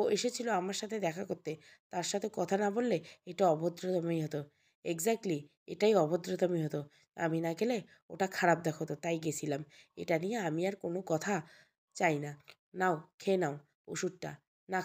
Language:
Bangla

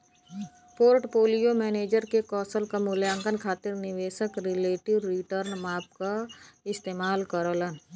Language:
Bhojpuri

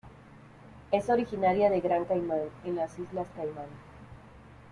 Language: Spanish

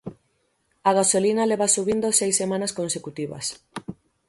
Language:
Galician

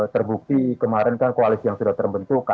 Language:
Indonesian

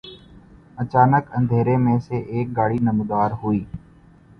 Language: Urdu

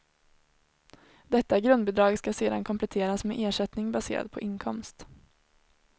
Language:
Swedish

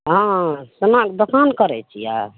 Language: Maithili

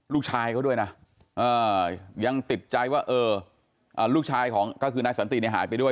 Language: Thai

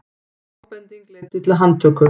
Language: Icelandic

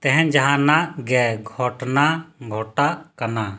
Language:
Santali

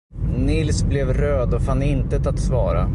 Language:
Swedish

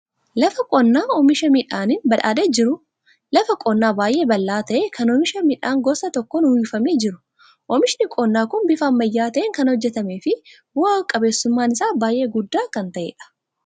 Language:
Oromo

